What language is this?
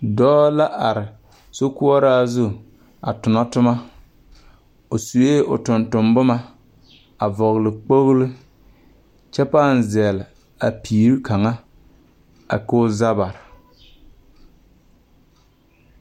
Southern Dagaare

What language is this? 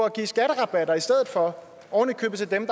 Danish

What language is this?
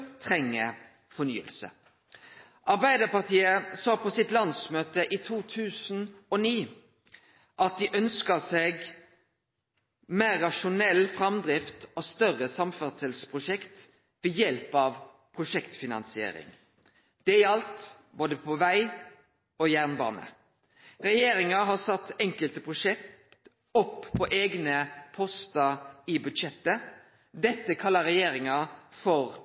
Norwegian Nynorsk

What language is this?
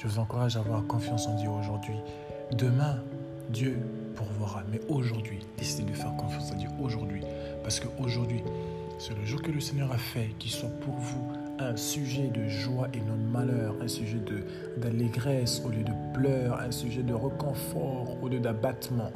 French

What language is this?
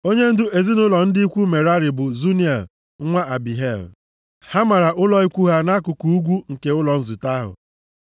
Igbo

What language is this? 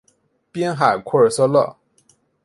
Chinese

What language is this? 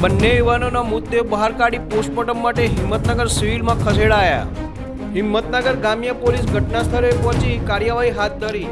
Gujarati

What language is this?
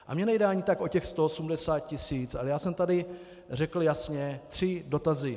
Czech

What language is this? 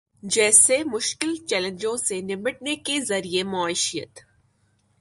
Urdu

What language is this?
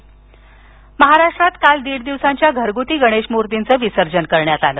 Marathi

